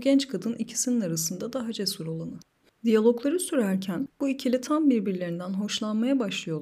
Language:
Turkish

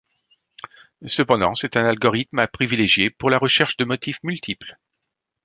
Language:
French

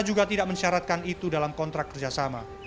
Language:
Indonesian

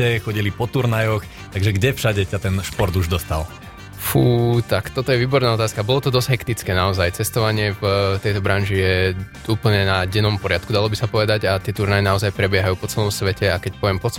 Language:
Slovak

